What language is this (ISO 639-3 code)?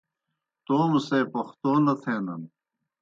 plk